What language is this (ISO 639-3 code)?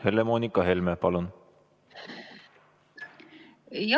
est